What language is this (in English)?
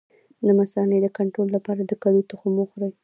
Pashto